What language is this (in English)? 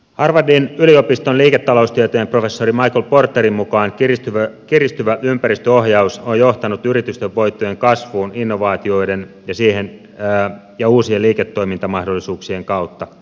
Finnish